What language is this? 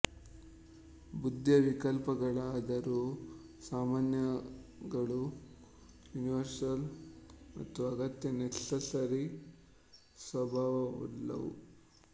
Kannada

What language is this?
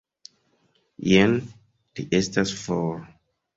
Esperanto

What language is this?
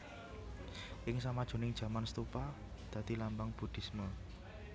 Javanese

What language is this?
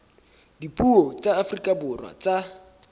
Southern Sotho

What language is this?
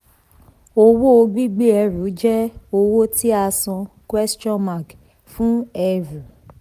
Yoruba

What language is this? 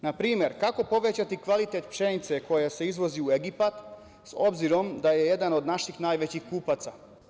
Serbian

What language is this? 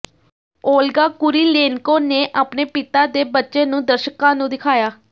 Punjabi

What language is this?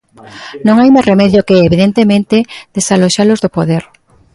Galician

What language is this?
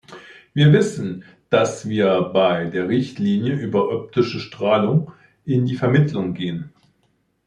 German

